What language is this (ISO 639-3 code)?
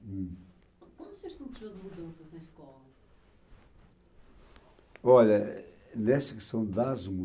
por